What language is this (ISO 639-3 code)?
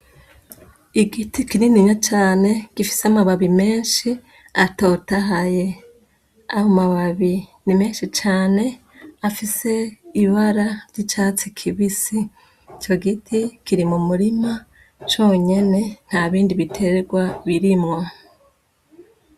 run